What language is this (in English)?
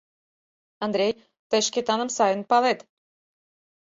Mari